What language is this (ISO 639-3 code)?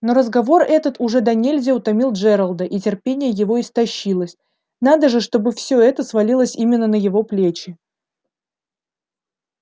rus